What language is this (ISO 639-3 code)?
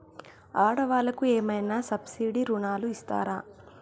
tel